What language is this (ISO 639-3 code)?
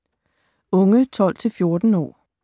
dan